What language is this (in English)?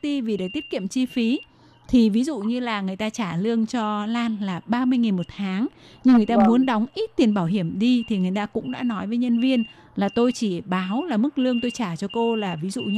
Vietnamese